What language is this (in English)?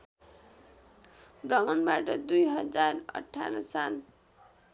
Nepali